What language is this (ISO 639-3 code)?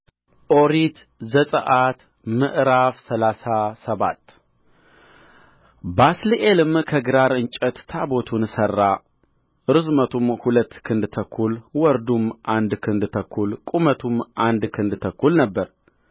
amh